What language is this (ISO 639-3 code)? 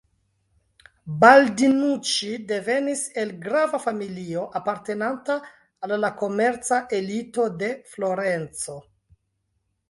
epo